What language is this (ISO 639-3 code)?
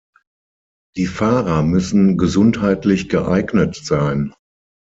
deu